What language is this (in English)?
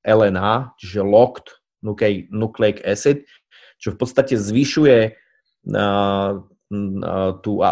Slovak